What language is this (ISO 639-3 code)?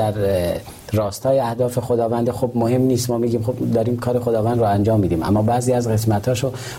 fas